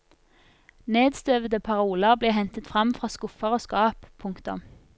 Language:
Norwegian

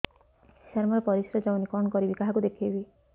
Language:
Odia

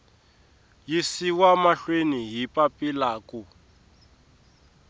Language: Tsonga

